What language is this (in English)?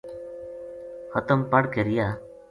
Gujari